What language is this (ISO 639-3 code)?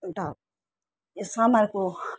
nep